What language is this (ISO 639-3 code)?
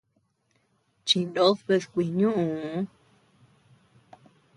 cux